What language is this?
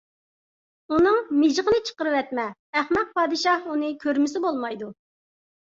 Uyghur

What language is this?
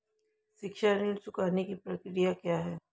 Hindi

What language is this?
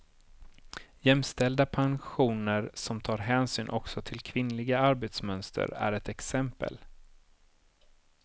Swedish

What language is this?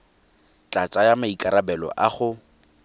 Tswana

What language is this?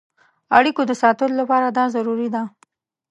Pashto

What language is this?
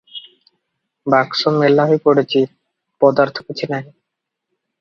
Odia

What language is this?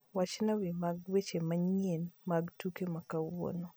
Luo (Kenya and Tanzania)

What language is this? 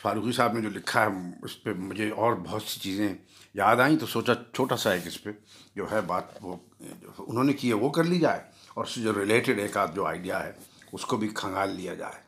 Urdu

